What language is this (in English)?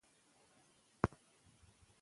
Pashto